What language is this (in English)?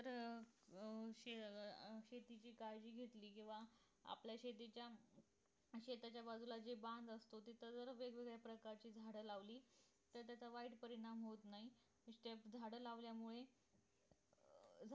Marathi